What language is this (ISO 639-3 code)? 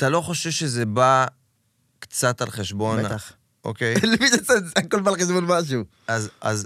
heb